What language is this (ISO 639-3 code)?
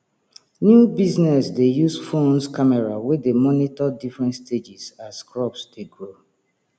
pcm